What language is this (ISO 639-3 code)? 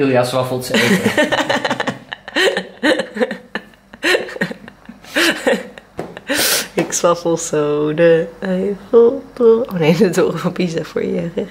nld